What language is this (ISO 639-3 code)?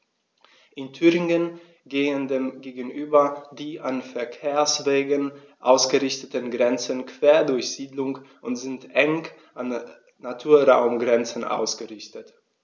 deu